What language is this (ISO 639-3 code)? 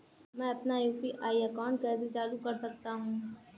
hin